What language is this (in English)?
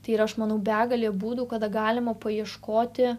Lithuanian